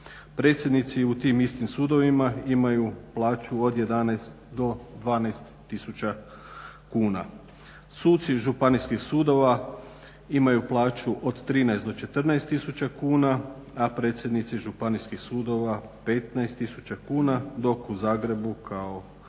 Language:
Croatian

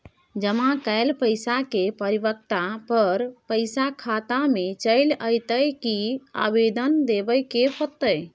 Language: Maithili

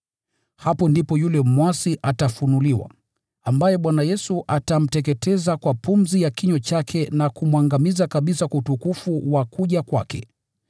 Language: Swahili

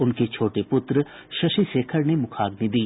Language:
Hindi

